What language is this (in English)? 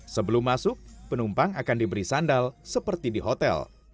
Indonesian